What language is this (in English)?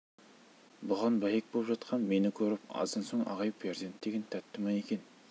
Kazakh